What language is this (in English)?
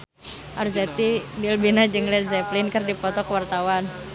Sundanese